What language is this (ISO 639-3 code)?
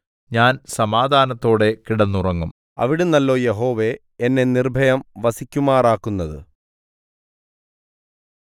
mal